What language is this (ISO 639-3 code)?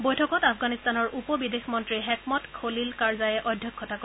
asm